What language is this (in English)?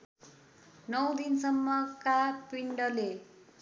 Nepali